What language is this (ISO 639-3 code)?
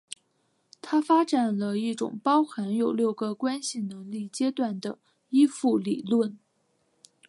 zho